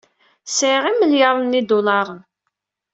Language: Kabyle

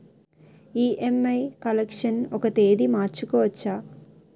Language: Telugu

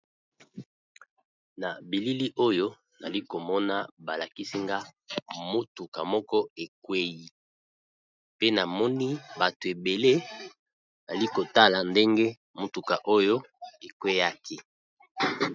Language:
Lingala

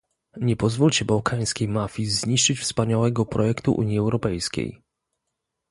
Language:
Polish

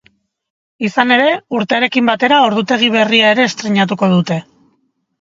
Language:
Basque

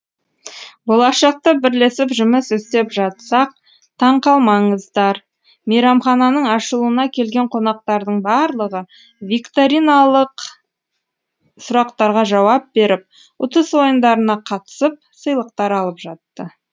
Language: Kazakh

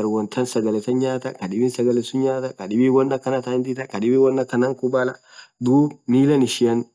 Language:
Orma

